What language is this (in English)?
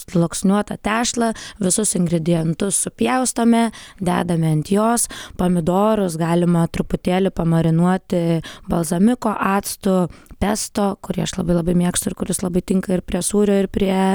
Lithuanian